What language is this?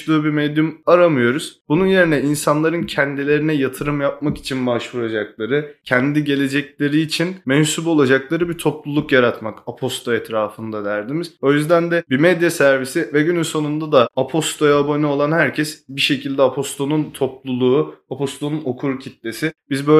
Turkish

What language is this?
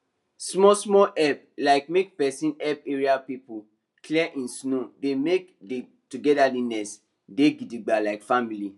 Nigerian Pidgin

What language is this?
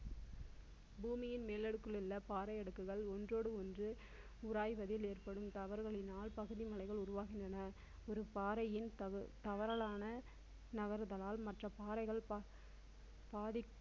Tamil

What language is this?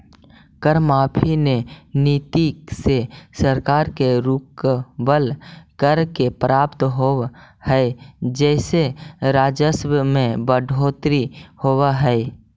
Magahi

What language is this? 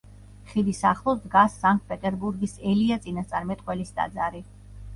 Georgian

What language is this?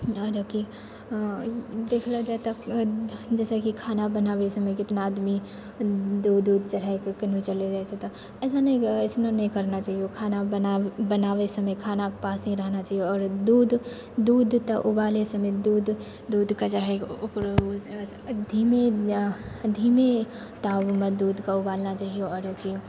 Maithili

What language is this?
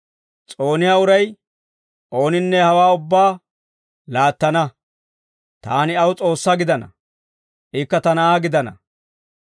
Dawro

